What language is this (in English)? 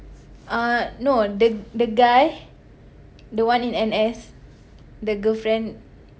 English